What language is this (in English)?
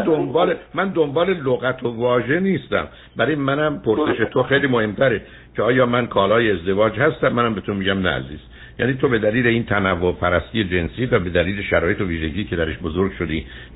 Persian